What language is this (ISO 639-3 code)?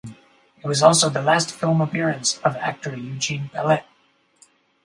eng